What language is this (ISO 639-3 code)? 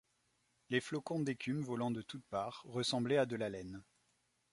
fra